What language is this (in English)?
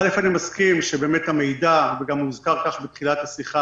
Hebrew